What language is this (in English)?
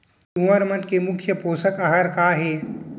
Chhattisgarhi